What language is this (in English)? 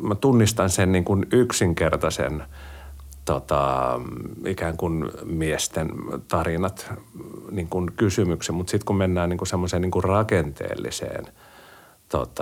Finnish